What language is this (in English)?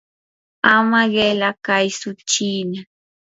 Yanahuanca Pasco Quechua